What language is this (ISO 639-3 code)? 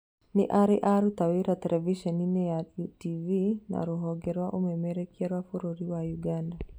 kik